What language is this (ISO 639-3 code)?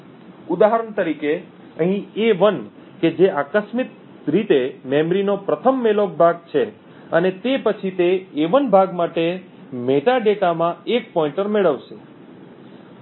guj